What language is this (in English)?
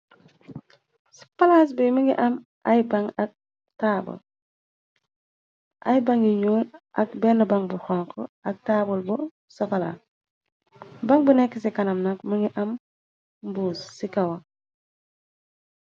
Wolof